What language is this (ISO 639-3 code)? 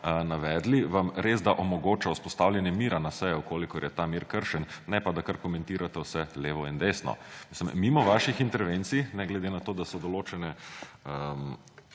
slv